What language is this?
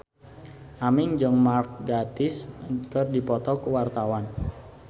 Sundanese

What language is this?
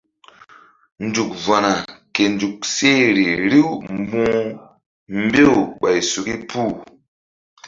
Mbum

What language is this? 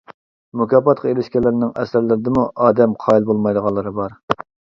Uyghur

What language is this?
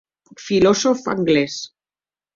Occitan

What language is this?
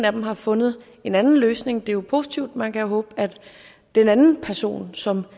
Danish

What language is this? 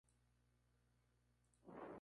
Spanish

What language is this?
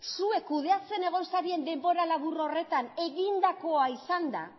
Basque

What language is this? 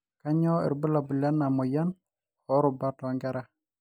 Masai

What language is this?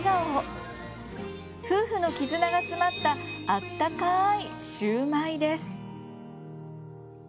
Japanese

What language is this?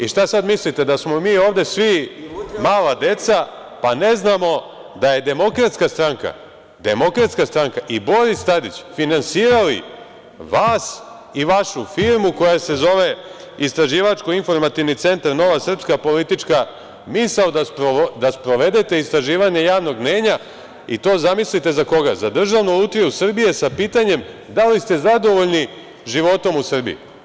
Serbian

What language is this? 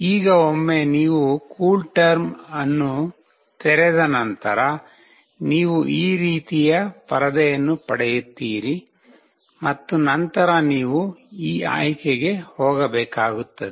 Kannada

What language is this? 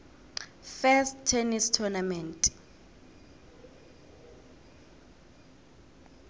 South Ndebele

